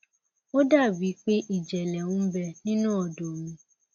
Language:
Yoruba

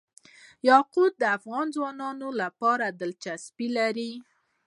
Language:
Pashto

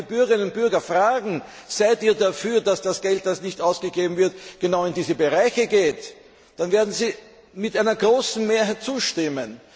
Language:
German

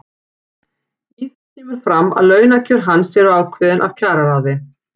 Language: Icelandic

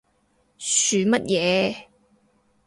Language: Cantonese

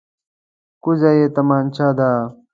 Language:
Pashto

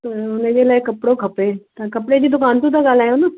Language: Sindhi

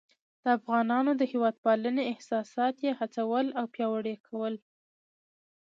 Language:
Pashto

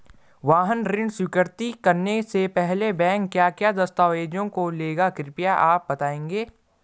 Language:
Hindi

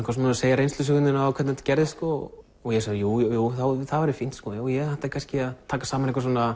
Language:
Icelandic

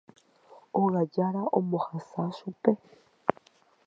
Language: Guarani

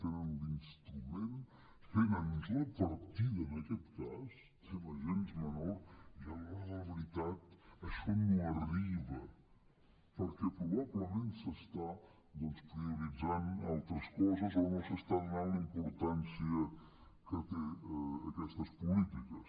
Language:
Catalan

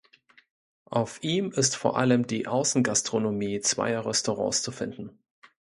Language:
German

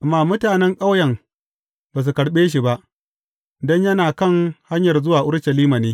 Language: Hausa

